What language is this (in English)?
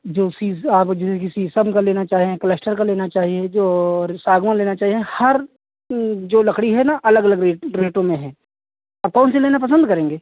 Hindi